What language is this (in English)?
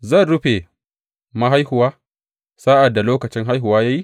Hausa